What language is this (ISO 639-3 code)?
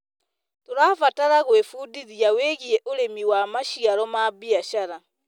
kik